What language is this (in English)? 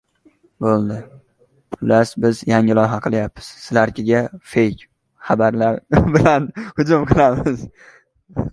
Uzbek